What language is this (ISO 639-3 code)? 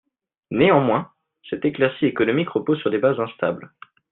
fra